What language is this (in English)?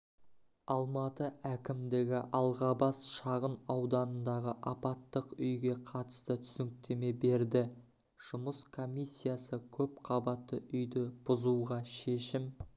Kazakh